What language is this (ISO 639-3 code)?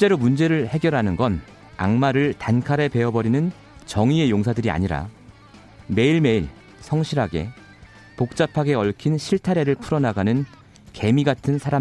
kor